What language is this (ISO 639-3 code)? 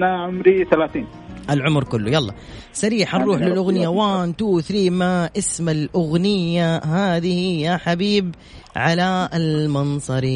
ara